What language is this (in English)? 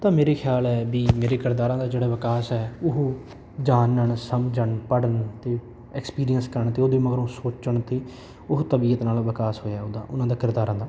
Punjabi